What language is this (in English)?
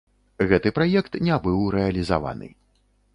Belarusian